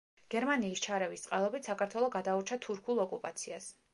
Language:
Georgian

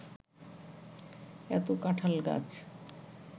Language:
Bangla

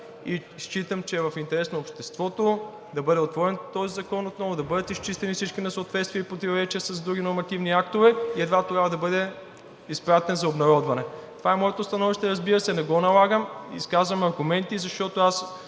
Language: Bulgarian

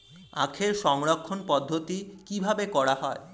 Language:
Bangla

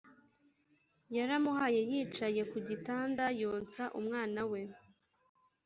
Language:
Kinyarwanda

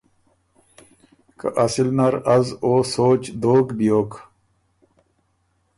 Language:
Ormuri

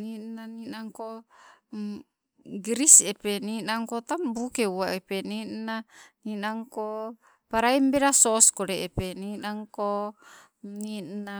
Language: Sibe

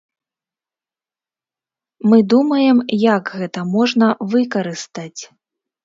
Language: Belarusian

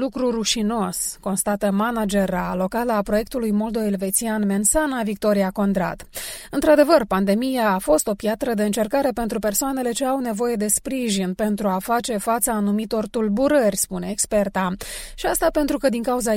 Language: Romanian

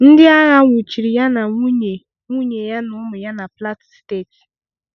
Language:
Igbo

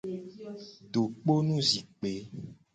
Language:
Gen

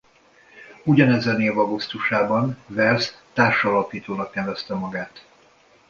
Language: Hungarian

